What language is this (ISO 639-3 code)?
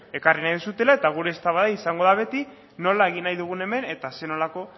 eus